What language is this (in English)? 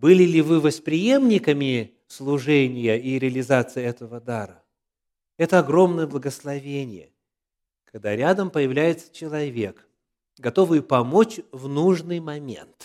Russian